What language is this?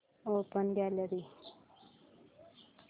Marathi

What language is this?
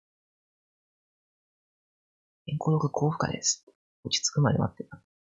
Japanese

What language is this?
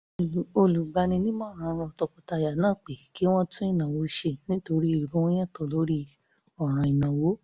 Yoruba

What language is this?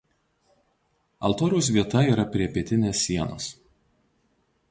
Lithuanian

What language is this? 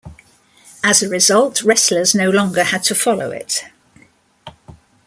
English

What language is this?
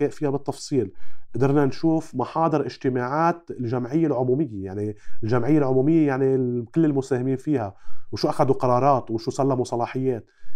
Arabic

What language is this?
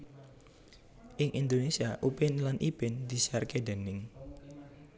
Javanese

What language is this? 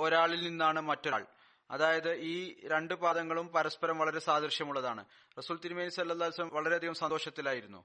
Malayalam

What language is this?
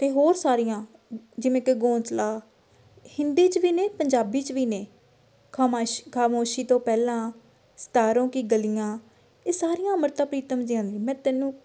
Punjabi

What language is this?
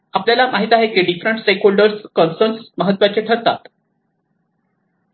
Marathi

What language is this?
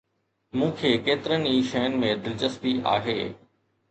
Sindhi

